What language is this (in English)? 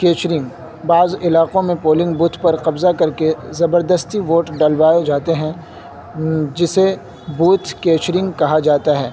Urdu